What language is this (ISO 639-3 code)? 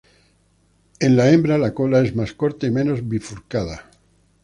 spa